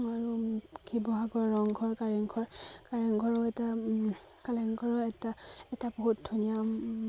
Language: Assamese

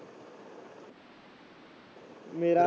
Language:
Punjabi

